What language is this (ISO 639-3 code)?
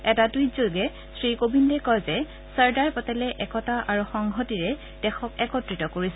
asm